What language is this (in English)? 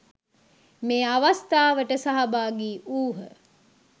Sinhala